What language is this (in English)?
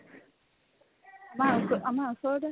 Assamese